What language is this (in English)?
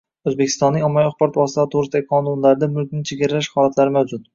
Uzbek